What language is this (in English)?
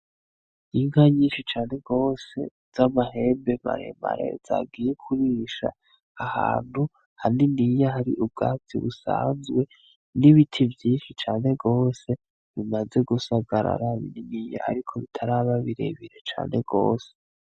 Rundi